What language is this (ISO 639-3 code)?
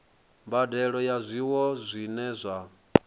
ven